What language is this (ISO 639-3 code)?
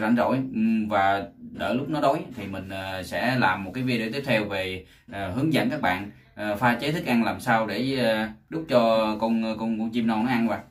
vie